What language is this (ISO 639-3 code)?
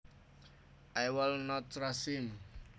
jav